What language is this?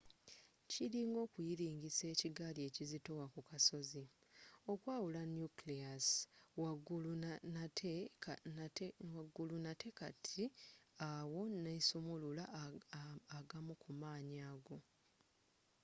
Ganda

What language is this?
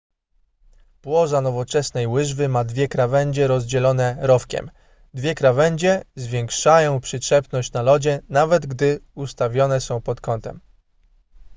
Polish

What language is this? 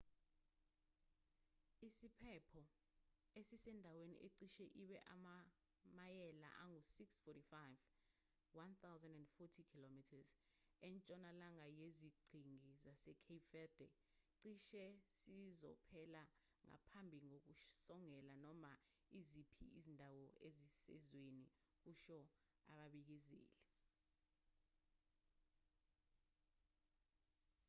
Zulu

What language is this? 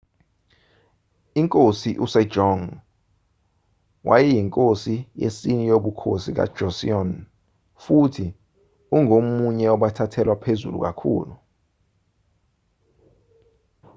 Zulu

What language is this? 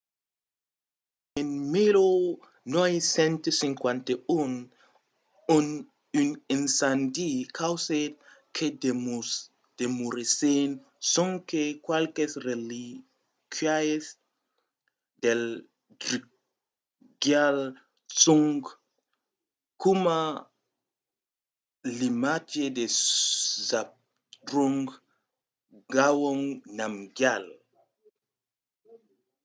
Occitan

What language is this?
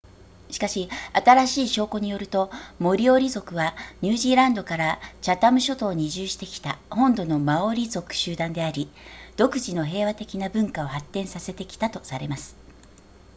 Japanese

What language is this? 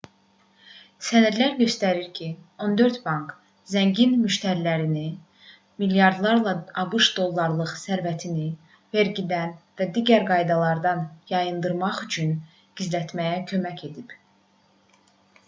Azerbaijani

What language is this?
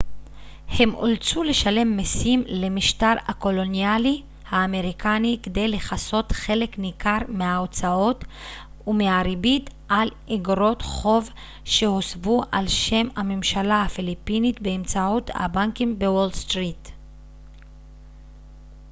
Hebrew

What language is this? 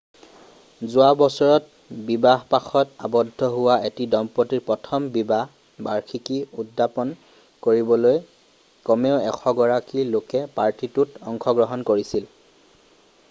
Assamese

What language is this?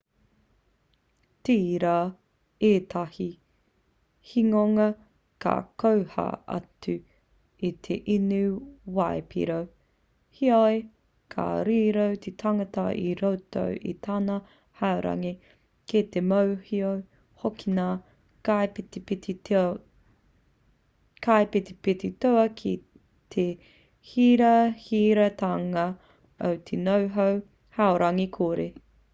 Māori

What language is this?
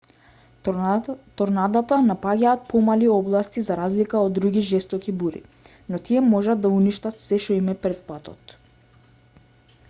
Macedonian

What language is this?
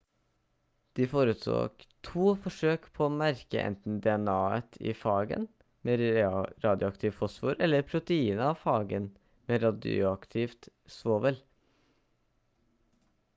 Norwegian Bokmål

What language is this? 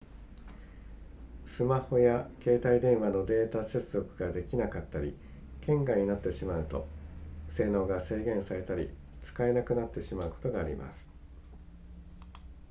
Japanese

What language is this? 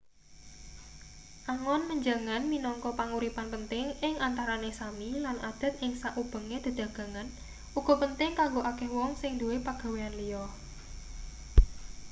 Javanese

